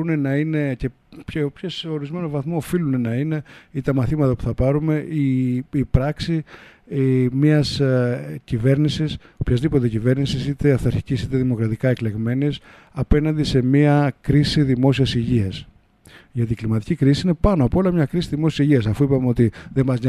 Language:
Greek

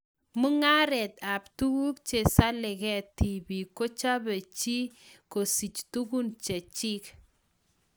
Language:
Kalenjin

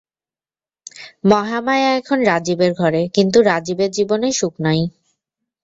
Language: Bangla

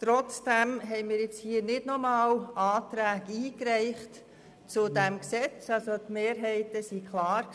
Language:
Swiss German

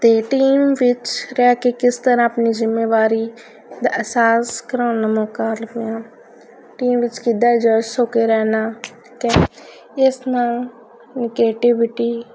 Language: Punjabi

